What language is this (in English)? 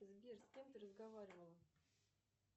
Russian